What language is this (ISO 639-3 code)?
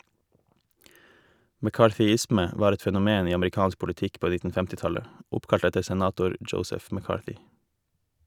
nor